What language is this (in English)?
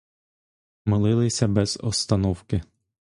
Ukrainian